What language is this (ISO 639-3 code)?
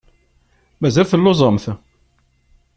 kab